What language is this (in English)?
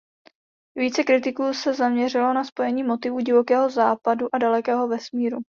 Czech